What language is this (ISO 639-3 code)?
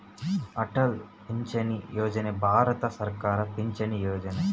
kan